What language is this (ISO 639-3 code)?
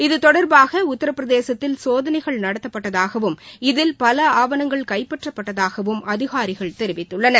tam